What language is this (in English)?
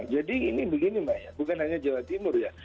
Indonesian